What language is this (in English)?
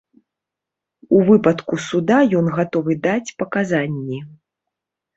Belarusian